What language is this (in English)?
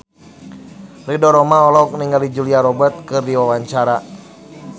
Sundanese